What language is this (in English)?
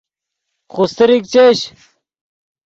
Yidgha